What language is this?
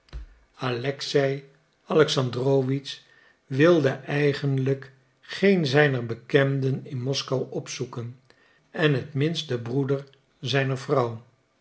Dutch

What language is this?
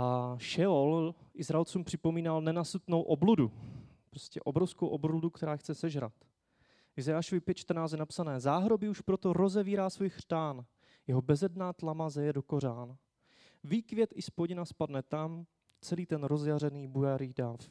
Czech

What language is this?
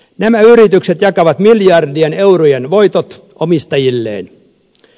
Finnish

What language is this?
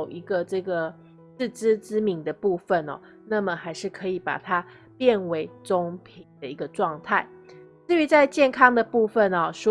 Chinese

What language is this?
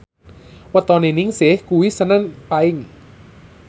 Javanese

